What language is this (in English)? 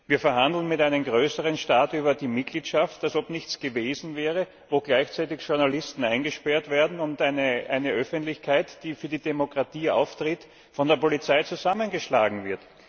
German